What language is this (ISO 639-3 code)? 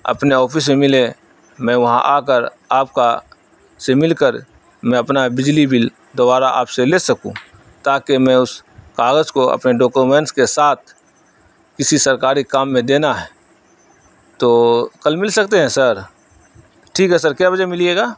urd